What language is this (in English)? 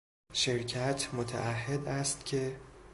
Persian